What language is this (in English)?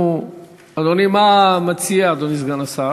Hebrew